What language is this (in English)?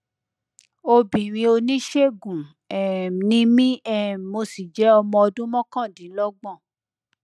Yoruba